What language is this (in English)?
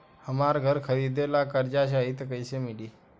Bhojpuri